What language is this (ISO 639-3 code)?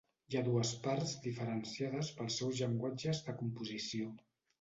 cat